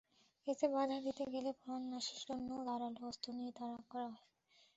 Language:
Bangla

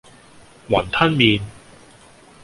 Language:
Cantonese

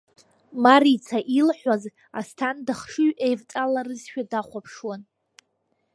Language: Abkhazian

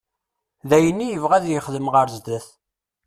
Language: Kabyle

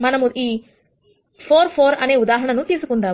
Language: Telugu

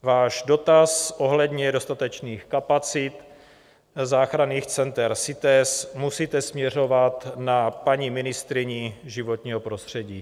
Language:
Czech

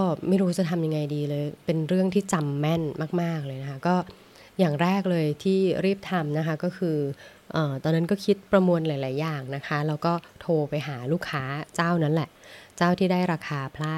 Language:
Thai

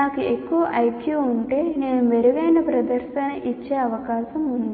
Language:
Telugu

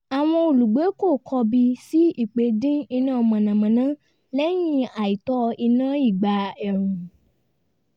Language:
Yoruba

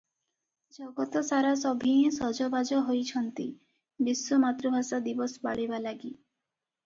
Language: Odia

